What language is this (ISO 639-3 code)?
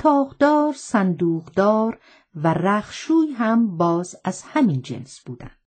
fas